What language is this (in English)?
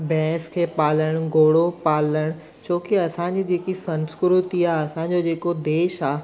Sindhi